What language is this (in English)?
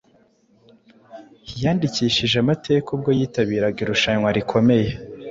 Kinyarwanda